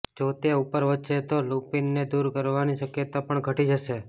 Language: Gujarati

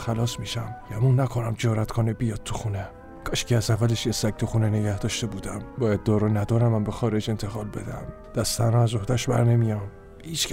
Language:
Persian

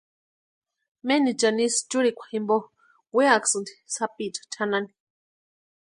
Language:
Western Highland Purepecha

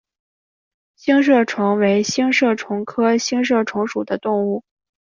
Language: Chinese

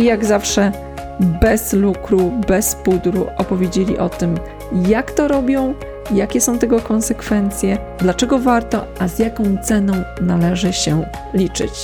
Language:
Polish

